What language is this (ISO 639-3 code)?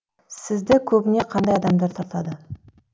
kaz